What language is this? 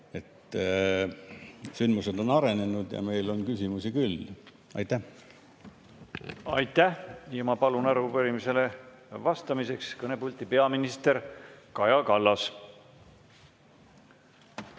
Estonian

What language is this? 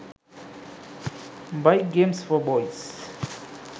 Sinhala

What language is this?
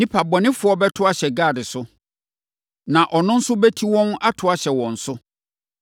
Akan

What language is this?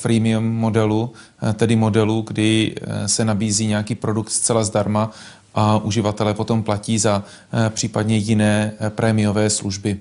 Czech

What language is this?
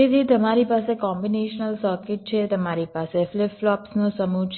Gujarati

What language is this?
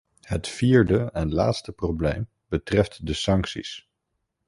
Dutch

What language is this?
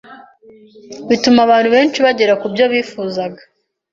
Kinyarwanda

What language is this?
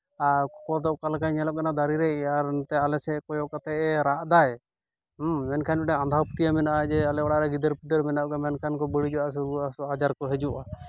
Santali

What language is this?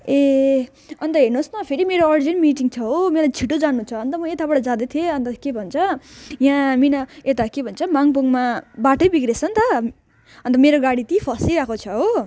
Nepali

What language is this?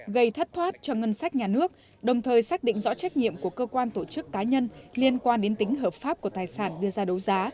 Vietnamese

